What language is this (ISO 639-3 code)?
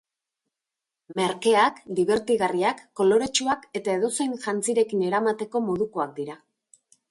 eus